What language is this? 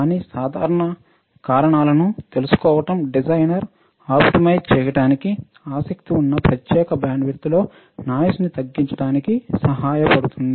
Telugu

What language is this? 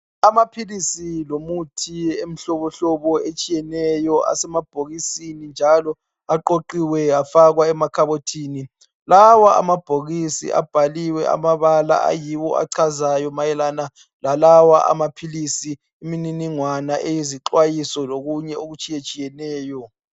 North Ndebele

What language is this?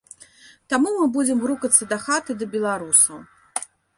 Belarusian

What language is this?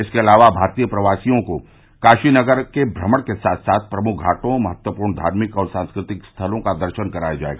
Hindi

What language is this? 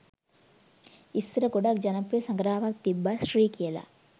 Sinhala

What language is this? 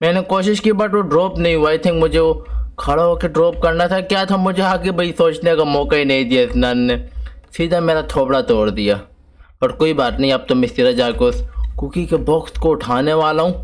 Urdu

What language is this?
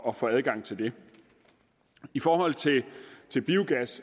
Danish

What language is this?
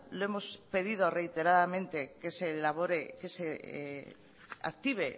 Spanish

